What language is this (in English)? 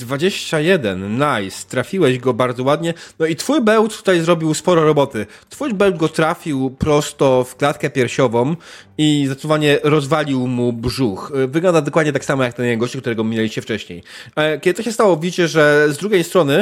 Polish